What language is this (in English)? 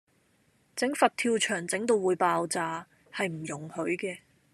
Cantonese